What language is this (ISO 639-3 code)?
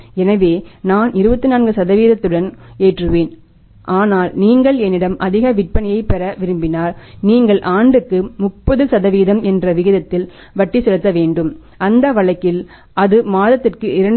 tam